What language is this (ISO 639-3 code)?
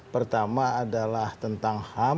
ind